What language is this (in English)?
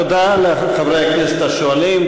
Hebrew